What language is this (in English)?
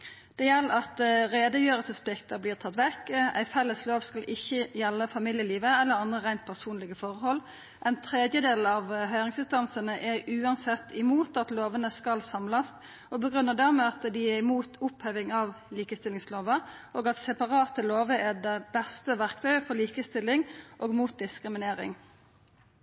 Norwegian Nynorsk